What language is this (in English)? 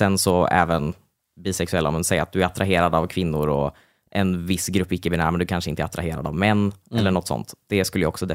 Swedish